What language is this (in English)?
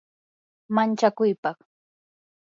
Yanahuanca Pasco Quechua